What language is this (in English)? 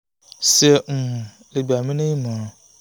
Yoruba